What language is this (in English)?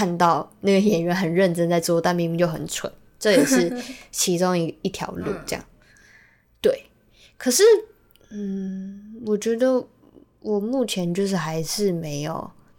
Chinese